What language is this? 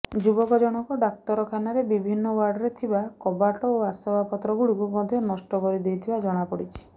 Odia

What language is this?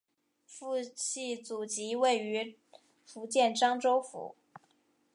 Chinese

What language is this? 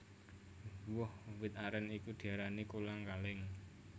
Javanese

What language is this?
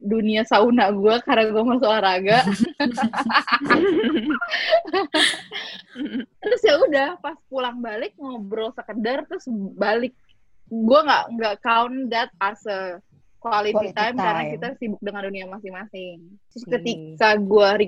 Indonesian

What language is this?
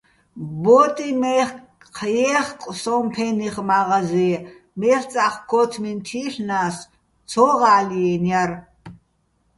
Bats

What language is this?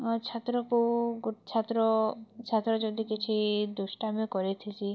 Odia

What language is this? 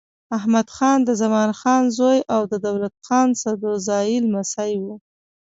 Pashto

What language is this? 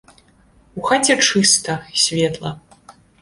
Belarusian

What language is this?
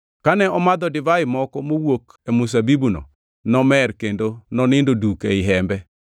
Luo (Kenya and Tanzania)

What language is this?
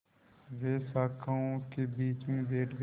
Hindi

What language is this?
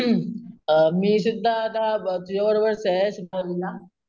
Marathi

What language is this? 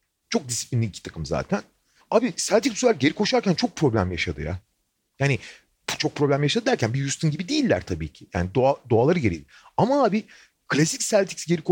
Turkish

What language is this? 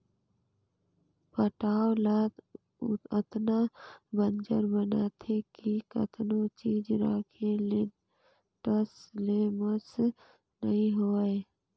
Chhattisgarhi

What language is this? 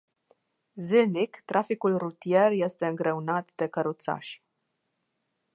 Romanian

